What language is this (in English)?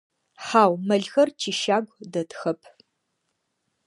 Adyghe